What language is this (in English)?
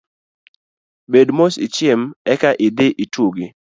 Luo (Kenya and Tanzania)